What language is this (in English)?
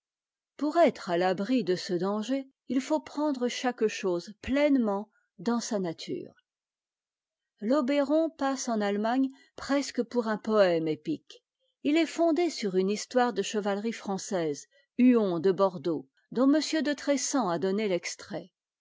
French